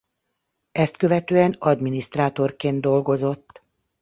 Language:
Hungarian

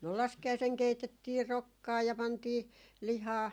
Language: Finnish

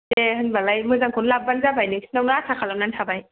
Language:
Bodo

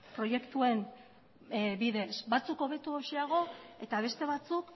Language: Basque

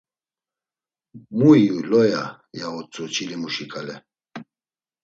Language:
Laz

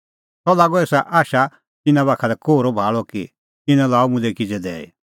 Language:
Kullu Pahari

